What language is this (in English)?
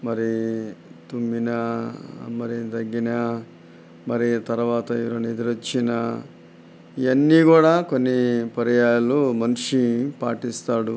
Telugu